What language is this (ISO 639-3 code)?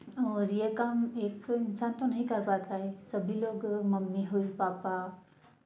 hin